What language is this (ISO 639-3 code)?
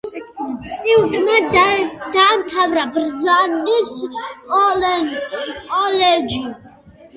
kat